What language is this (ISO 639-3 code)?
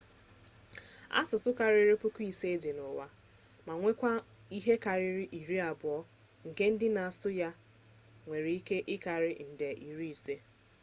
ibo